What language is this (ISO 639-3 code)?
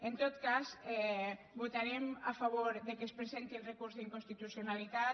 cat